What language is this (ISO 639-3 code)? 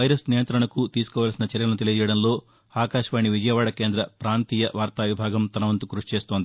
tel